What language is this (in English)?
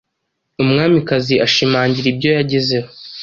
Kinyarwanda